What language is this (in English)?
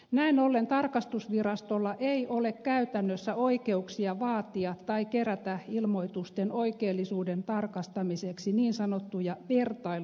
Finnish